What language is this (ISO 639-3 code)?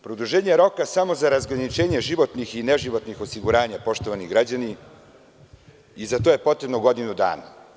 srp